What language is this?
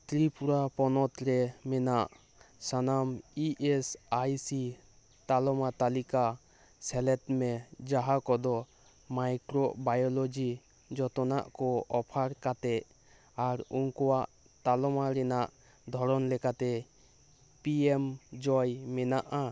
Santali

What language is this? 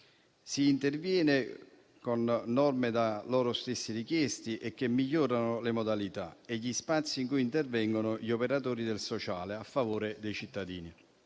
Italian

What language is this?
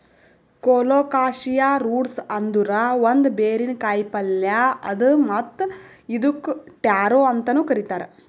Kannada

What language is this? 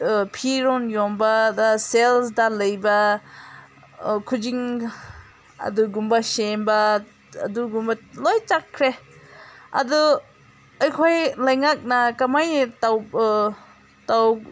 Manipuri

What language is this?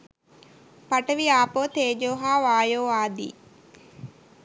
Sinhala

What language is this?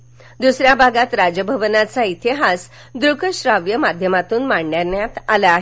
Marathi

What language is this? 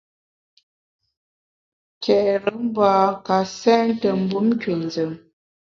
Bamun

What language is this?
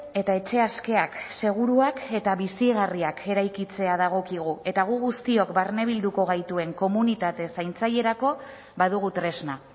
Basque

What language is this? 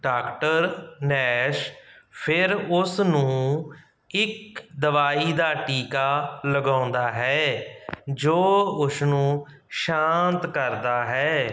Punjabi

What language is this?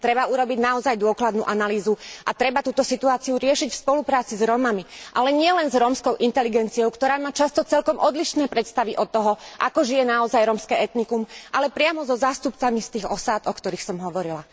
Slovak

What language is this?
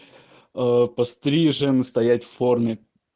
Russian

